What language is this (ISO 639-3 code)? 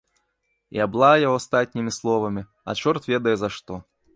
bel